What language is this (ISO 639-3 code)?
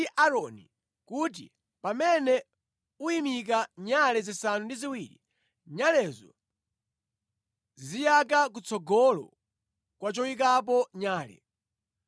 nya